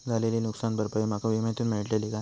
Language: Marathi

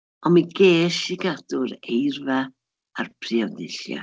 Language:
Welsh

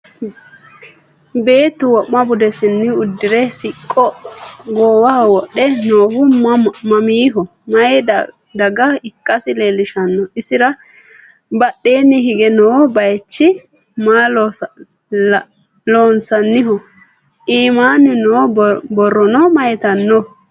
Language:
Sidamo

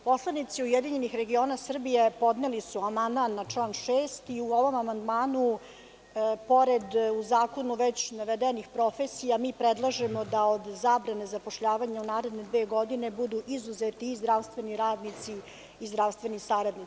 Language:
Serbian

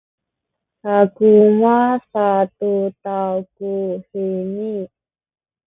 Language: Sakizaya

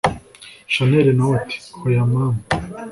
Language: Kinyarwanda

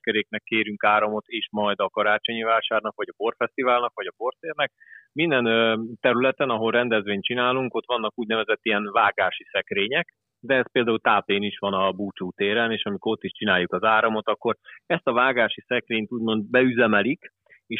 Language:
Hungarian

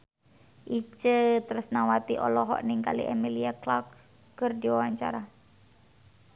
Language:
Sundanese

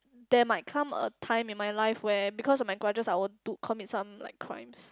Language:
English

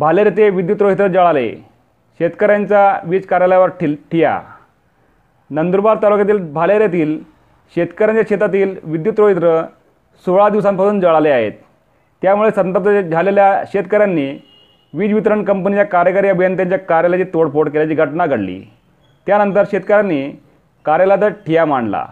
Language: Marathi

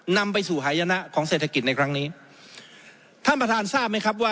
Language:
Thai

